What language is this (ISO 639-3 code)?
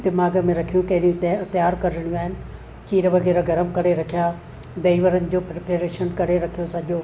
snd